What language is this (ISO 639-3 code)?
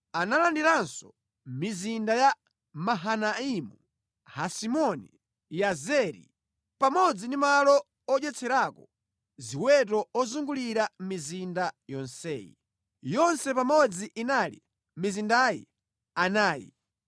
nya